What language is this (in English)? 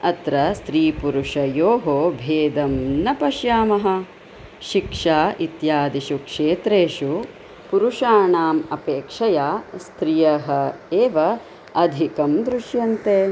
Sanskrit